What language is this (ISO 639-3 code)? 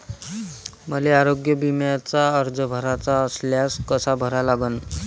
mar